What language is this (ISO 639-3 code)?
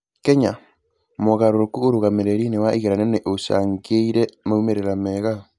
kik